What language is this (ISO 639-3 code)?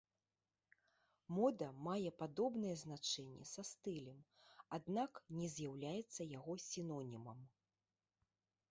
bel